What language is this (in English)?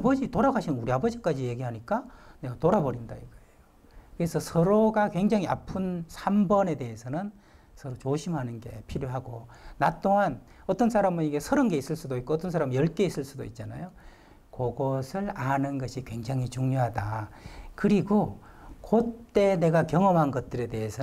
Korean